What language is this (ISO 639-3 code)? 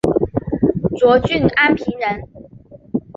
zho